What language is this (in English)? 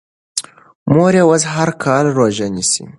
Pashto